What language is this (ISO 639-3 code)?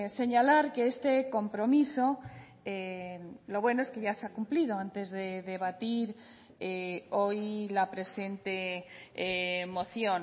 spa